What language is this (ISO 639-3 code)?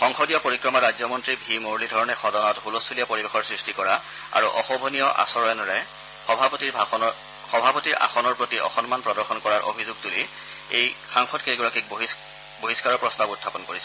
asm